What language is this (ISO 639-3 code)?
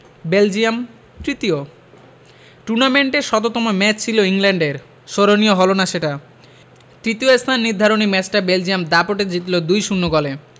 ben